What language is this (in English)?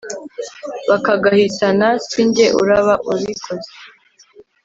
Kinyarwanda